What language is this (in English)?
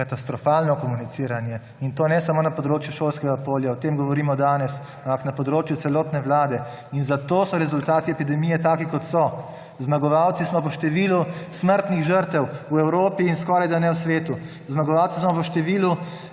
Slovenian